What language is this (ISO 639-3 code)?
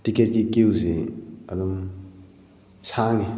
mni